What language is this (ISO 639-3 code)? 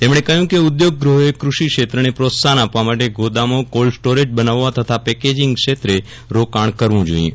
guj